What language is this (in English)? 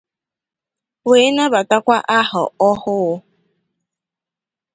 Igbo